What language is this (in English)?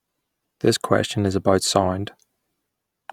English